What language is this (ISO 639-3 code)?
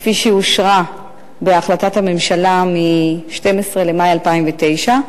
heb